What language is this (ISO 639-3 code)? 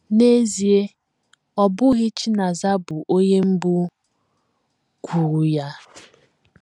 ibo